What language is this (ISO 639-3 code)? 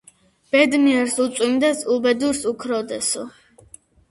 kat